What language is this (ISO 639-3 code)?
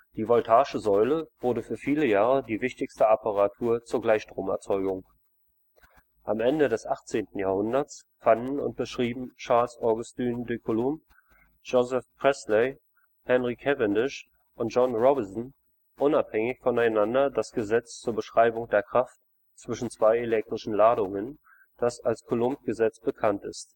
deu